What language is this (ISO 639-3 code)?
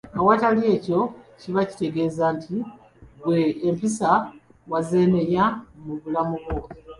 lug